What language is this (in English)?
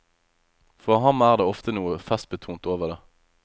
Norwegian